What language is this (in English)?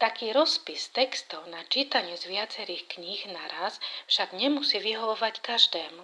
Slovak